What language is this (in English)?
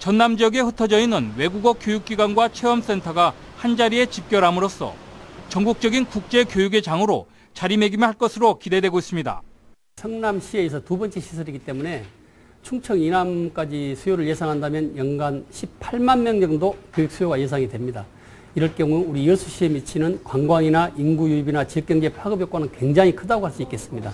Korean